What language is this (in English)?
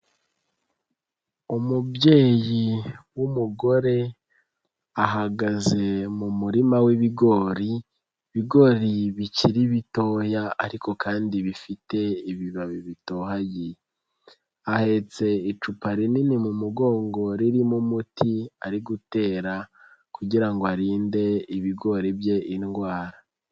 Kinyarwanda